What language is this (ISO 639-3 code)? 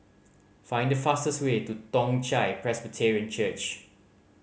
eng